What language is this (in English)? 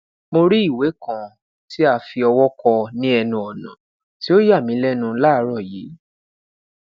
Yoruba